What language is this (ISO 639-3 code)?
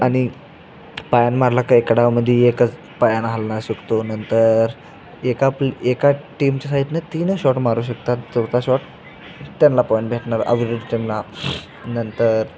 mar